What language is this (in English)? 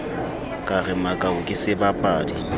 Southern Sotho